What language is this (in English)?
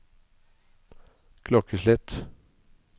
Norwegian